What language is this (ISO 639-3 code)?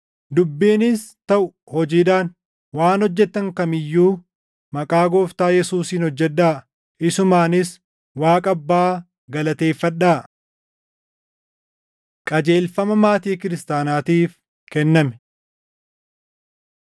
orm